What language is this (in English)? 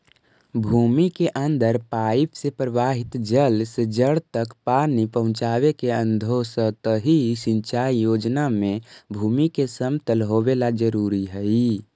Magahi